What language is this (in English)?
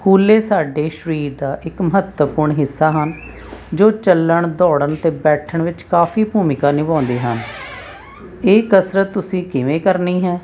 Punjabi